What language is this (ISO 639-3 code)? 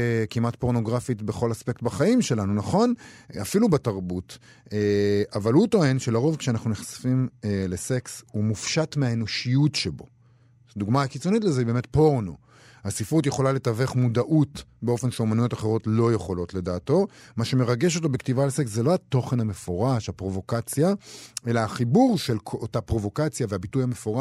heb